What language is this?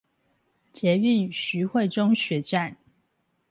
Chinese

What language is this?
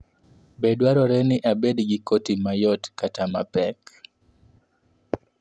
Luo (Kenya and Tanzania)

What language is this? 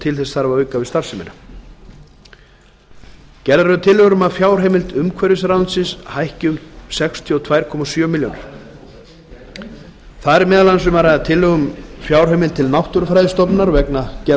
Icelandic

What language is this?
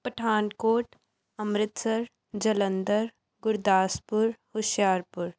Punjabi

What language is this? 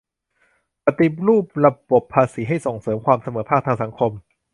Thai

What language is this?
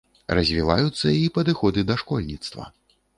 Belarusian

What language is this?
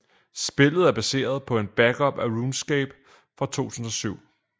Danish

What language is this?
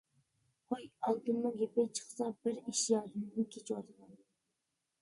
Uyghur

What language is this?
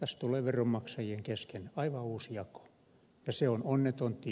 Finnish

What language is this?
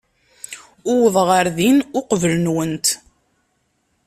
Kabyle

